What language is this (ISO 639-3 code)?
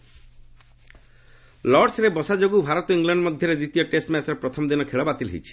ori